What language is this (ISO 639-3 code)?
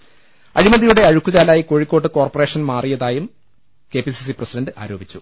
mal